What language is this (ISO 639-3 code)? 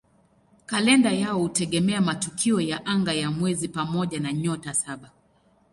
swa